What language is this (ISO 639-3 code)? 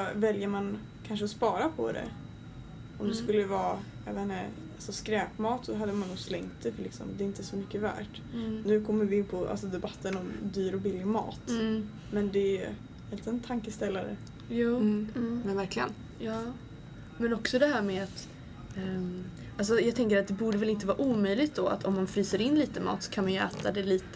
swe